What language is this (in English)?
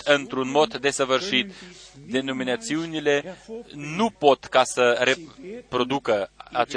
Romanian